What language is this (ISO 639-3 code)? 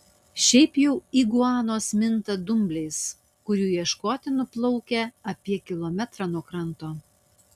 lit